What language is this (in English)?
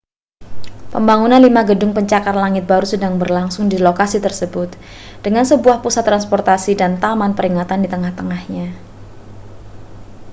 Indonesian